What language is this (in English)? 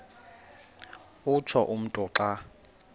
Xhosa